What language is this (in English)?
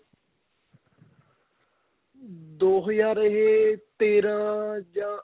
Punjabi